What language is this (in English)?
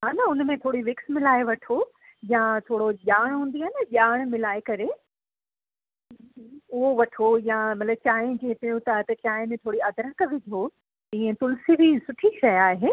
Sindhi